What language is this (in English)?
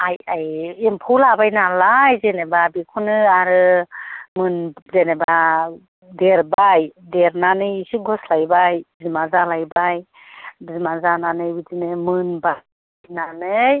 Bodo